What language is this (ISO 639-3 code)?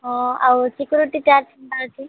ori